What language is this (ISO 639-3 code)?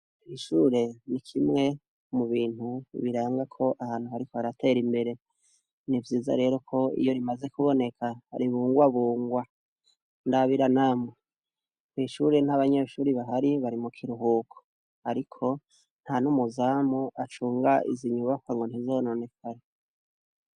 run